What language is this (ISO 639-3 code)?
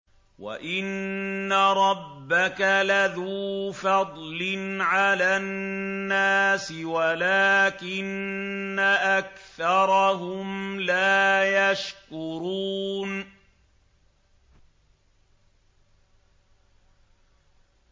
ara